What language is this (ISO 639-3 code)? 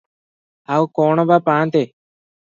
ori